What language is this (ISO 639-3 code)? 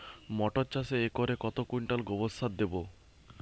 ben